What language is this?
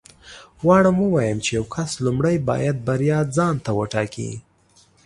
Pashto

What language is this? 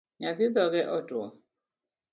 Luo (Kenya and Tanzania)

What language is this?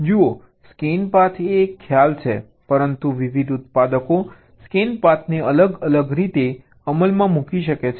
Gujarati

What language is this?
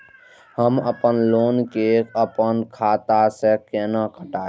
Maithili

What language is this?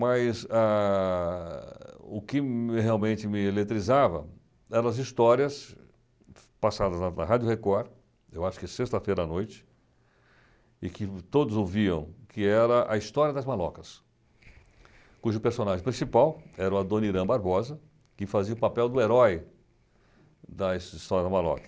Portuguese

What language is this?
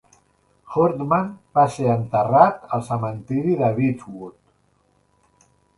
Catalan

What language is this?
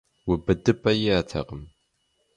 Kabardian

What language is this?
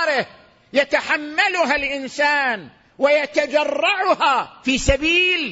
Arabic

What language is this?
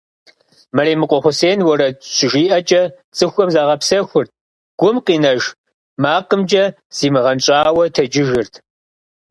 Kabardian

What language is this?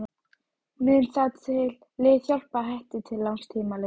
Icelandic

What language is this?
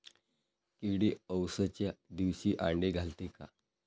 Marathi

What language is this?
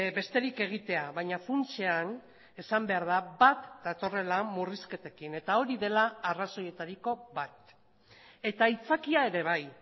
Basque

